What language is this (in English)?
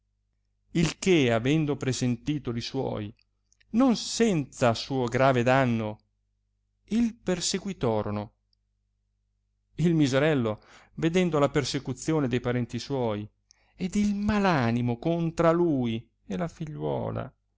Italian